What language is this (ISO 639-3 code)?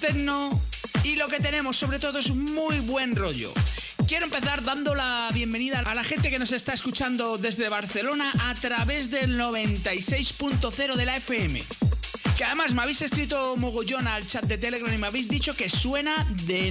spa